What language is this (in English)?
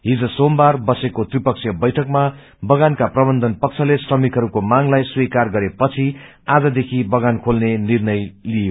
Nepali